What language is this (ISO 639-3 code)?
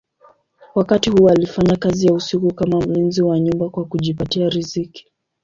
swa